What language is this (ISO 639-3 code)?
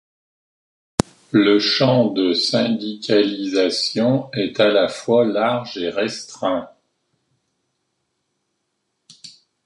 fra